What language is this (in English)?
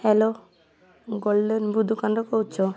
Odia